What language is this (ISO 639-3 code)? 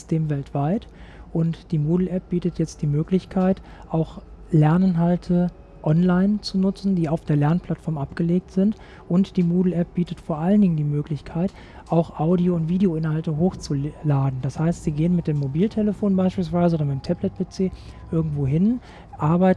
deu